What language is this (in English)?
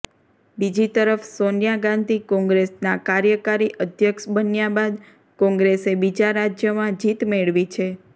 Gujarati